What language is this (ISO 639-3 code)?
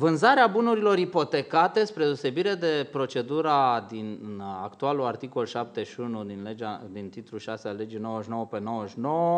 ron